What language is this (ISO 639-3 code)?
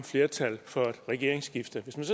dan